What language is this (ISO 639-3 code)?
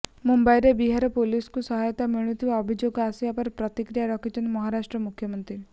ori